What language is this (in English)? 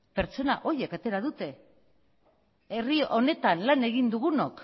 Basque